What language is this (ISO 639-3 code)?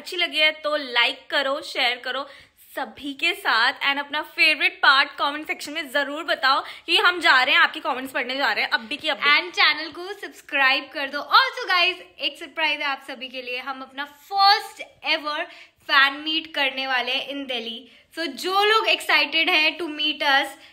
hin